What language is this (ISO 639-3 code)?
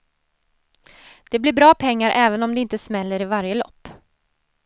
swe